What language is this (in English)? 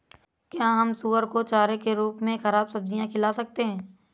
Hindi